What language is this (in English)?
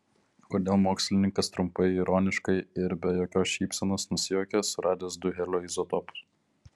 Lithuanian